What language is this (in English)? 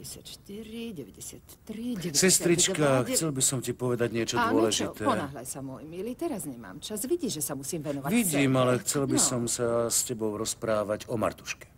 Czech